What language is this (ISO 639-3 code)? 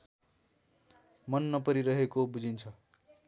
nep